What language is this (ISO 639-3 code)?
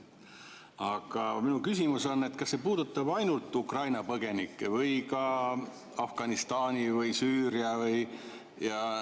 est